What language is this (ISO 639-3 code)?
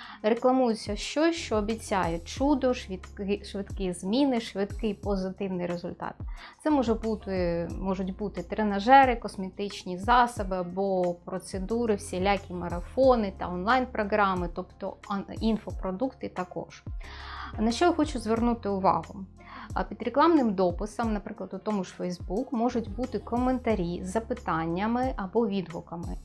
ukr